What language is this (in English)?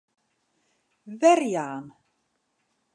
Western Frisian